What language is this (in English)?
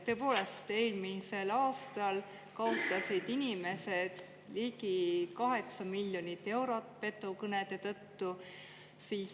Estonian